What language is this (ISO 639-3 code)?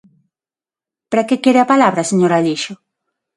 glg